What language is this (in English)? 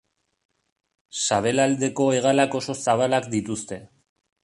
Basque